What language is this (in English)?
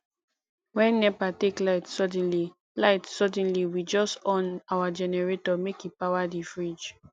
Nigerian Pidgin